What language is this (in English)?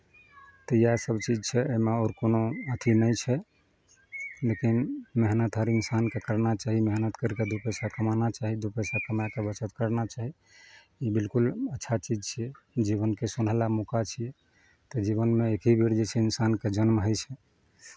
Maithili